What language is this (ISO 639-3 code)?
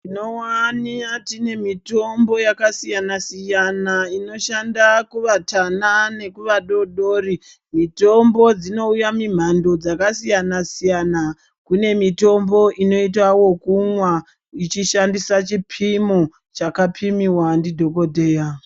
ndc